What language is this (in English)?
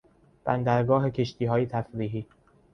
Persian